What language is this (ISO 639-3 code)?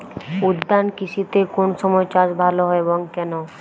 ben